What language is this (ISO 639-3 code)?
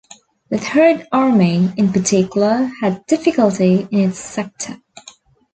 eng